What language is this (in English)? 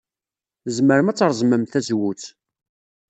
Kabyle